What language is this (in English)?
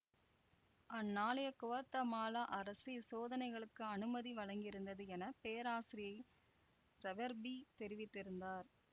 Tamil